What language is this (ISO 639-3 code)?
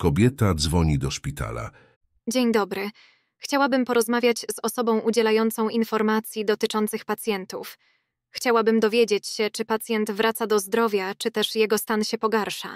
pol